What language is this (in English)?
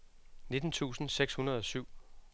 Danish